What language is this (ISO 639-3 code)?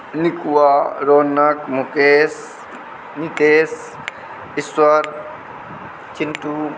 mai